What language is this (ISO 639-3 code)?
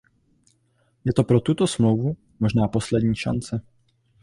ces